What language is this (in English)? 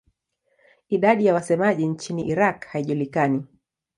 Swahili